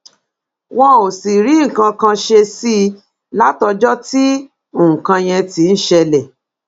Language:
Yoruba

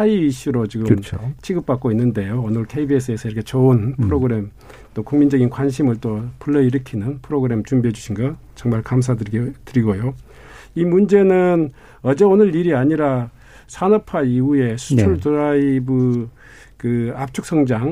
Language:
Korean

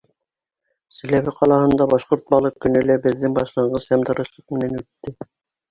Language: Bashkir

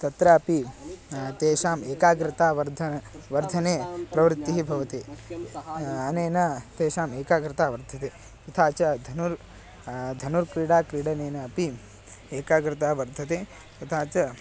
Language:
Sanskrit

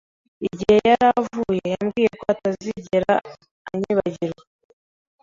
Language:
Kinyarwanda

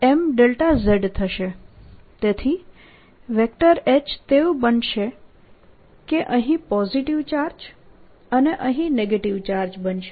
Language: Gujarati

